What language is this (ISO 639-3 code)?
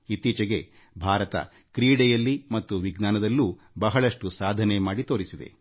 kan